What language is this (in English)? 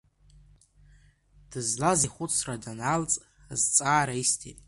Abkhazian